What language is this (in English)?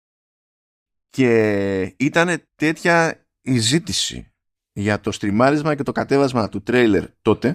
Greek